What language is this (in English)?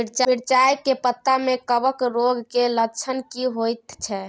Maithili